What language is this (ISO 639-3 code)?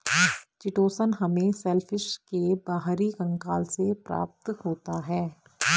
hin